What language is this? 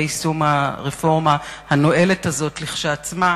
Hebrew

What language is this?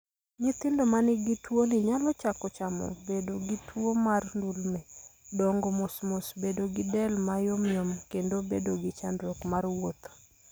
Luo (Kenya and Tanzania)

